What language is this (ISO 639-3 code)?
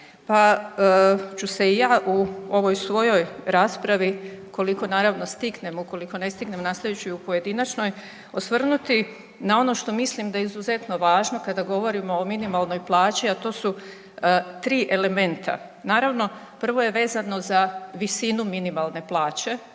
hrv